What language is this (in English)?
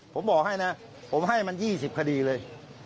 Thai